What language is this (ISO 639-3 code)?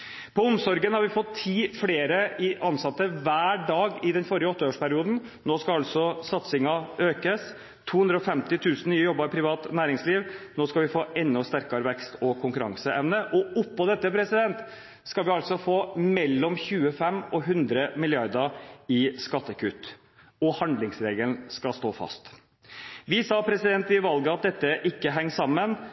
nob